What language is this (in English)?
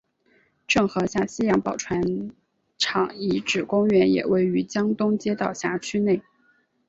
Chinese